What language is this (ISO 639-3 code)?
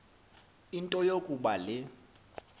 xho